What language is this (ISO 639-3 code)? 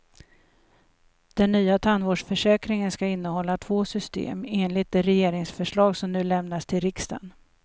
swe